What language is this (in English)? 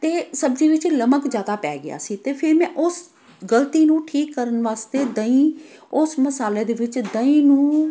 Punjabi